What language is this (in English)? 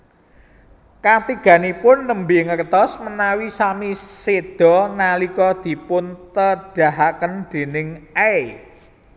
Javanese